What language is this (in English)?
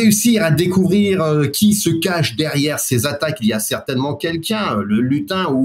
French